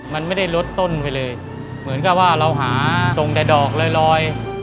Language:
Thai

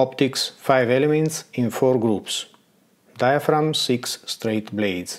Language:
Dutch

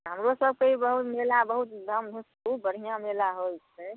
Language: Maithili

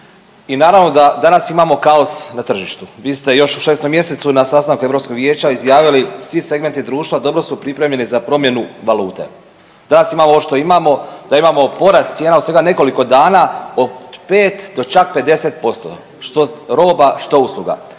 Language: Croatian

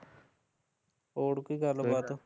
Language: Punjabi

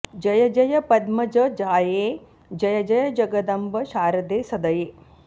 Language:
Sanskrit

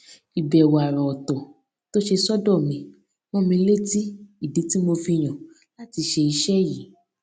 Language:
Yoruba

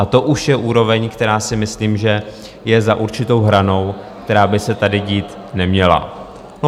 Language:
Czech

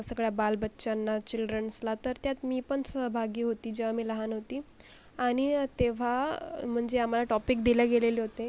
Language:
Marathi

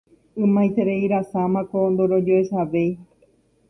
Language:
Guarani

